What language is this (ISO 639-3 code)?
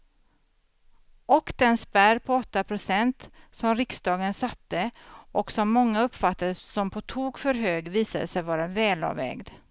swe